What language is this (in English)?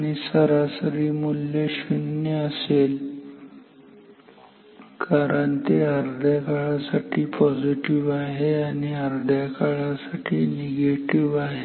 Marathi